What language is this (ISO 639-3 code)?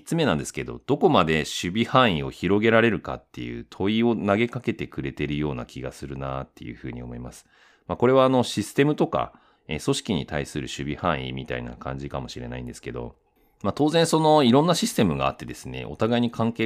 jpn